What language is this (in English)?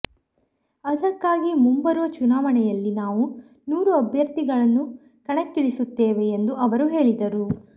Kannada